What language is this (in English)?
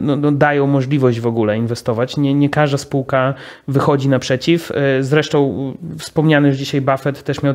Polish